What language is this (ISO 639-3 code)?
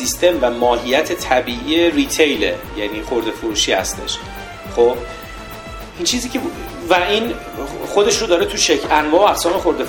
fas